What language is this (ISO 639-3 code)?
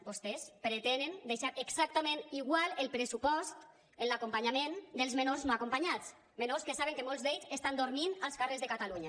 cat